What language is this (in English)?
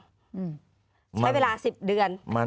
Thai